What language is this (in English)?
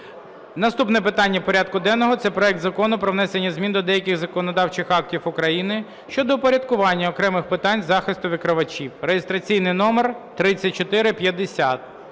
Ukrainian